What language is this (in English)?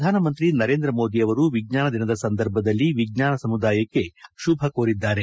Kannada